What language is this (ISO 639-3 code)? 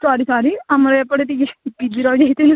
ori